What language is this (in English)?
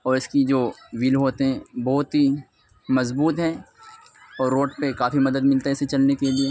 Urdu